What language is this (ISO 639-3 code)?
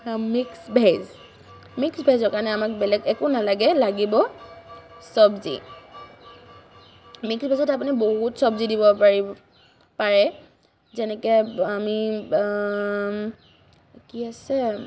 asm